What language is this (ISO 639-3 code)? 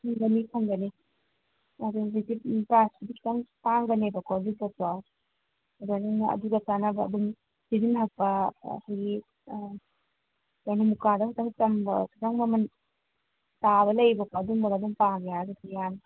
mni